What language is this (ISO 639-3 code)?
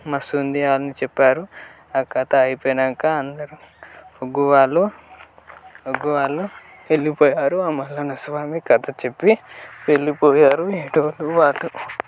tel